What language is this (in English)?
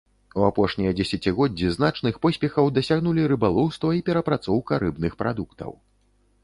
Belarusian